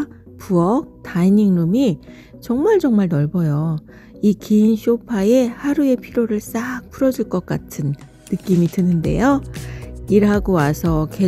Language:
Korean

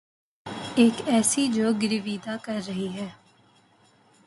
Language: Urdu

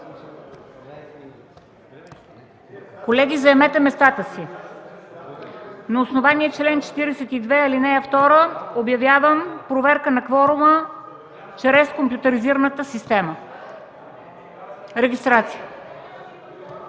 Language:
Bulgarian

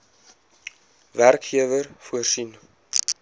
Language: Afrikaans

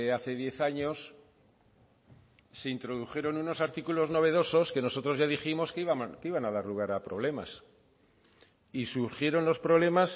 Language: Spanish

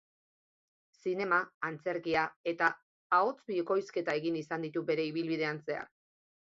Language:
Basque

